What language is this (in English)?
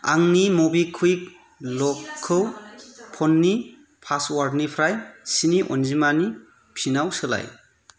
Bodo